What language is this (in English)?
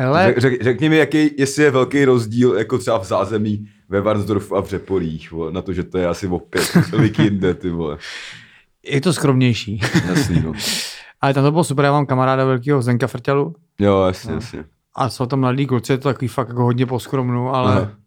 Czech